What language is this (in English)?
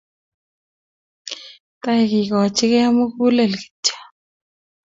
Kalenjin